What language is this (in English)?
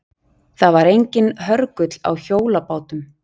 Icelandic